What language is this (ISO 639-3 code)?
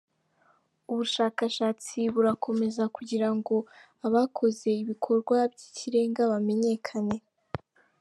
kin